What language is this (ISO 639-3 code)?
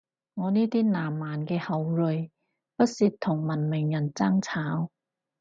yue